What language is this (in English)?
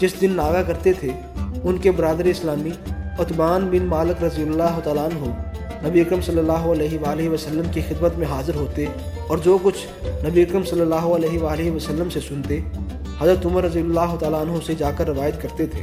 Urdu